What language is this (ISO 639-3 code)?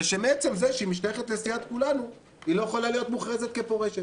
heb